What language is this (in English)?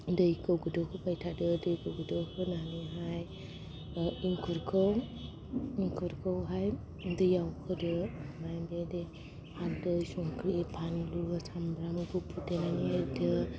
Bodo